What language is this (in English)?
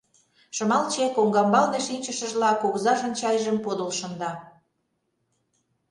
Mari